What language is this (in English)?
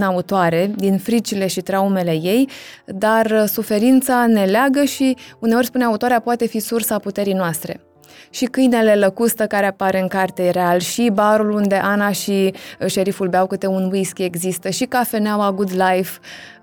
Romanian